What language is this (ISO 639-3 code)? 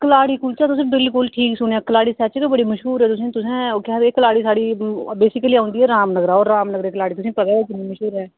doi